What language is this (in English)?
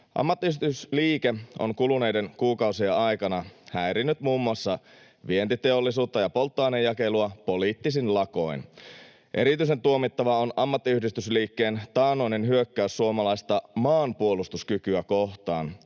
Finnish